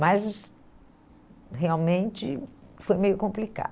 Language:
Portuguese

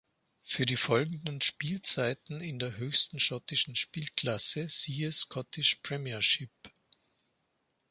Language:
German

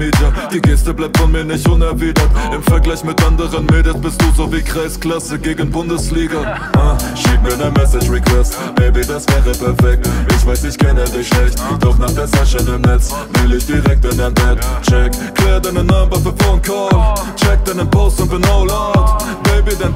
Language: Polish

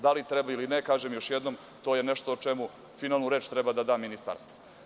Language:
Serbian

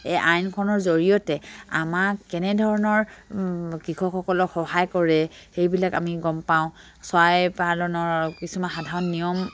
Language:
Assamese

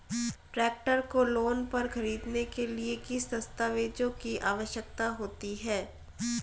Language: Hindi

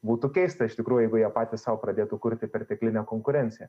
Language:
Lithuanian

